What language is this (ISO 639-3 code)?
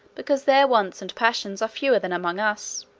eng